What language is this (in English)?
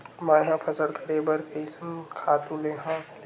Chhattisgarhi